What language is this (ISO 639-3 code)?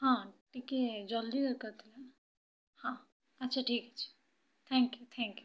ori